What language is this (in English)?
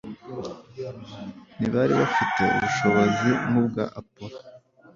Kinyarwanda